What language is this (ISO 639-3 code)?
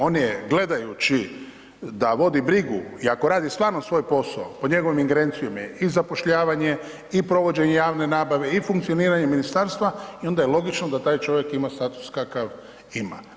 hrv